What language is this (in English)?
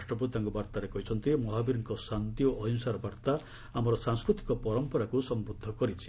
Odia